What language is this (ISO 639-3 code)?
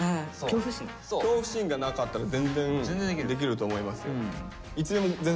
jpn